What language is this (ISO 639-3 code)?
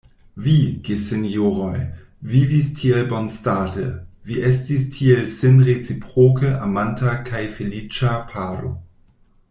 epo